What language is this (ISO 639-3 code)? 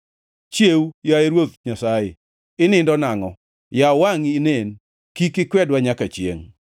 luo